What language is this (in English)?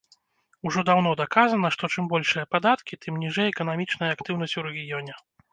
Belarusian